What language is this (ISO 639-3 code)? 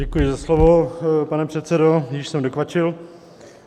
ces